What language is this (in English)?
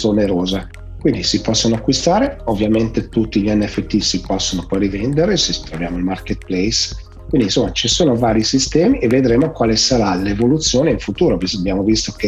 Italian